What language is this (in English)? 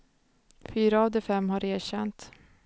Swedish